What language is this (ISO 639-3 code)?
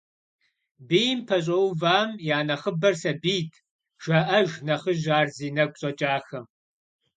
kbd